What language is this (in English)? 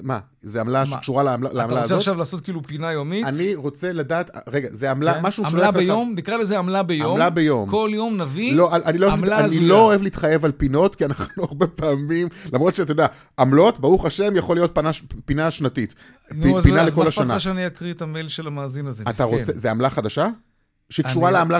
Hebrew